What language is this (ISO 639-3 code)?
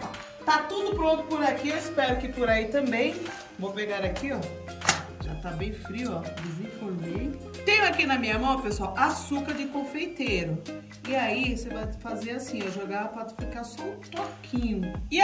por